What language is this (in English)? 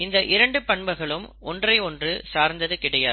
Tamil